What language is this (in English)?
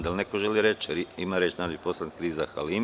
Serbian